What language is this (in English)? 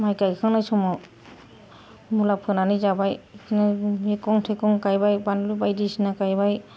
Bodo